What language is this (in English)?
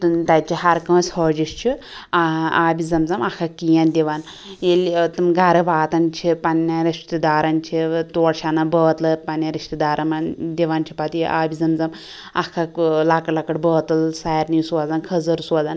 Kashmiri